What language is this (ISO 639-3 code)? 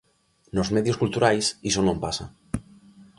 glg